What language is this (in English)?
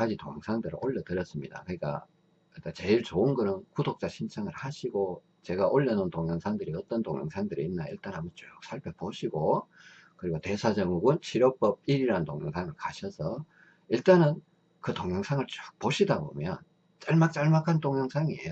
Korean